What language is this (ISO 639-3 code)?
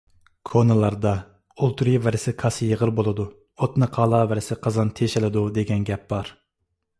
uig